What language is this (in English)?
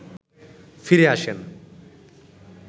Bangla